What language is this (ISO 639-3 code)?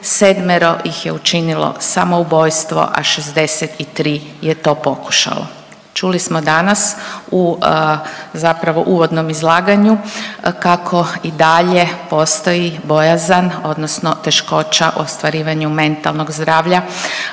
hrv